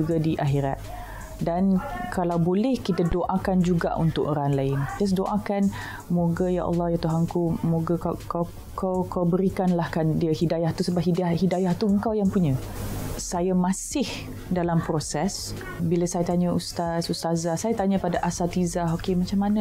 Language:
Malay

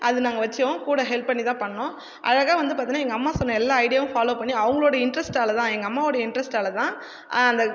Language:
Tamil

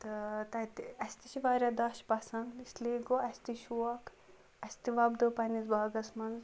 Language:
Kashmiri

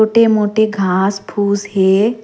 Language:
Surgujia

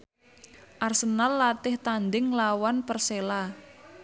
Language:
Javanese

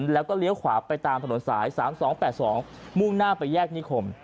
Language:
Thai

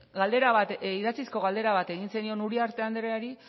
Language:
Basque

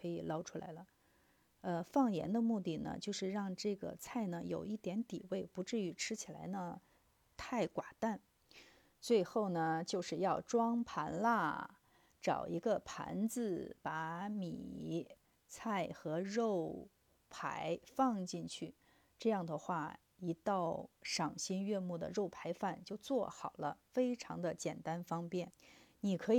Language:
Chinese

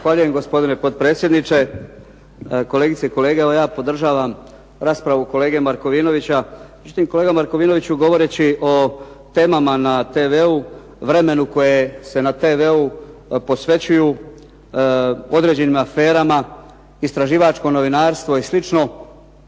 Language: Croatian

